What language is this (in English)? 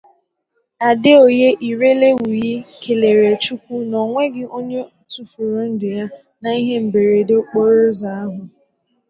Igbo